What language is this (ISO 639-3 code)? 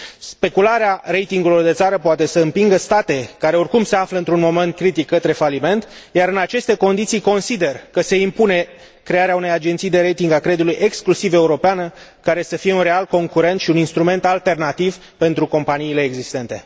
ron